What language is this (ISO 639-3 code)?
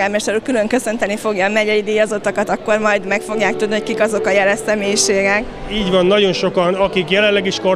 hun